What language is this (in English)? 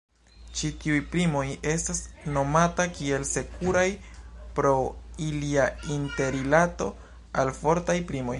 Esperanto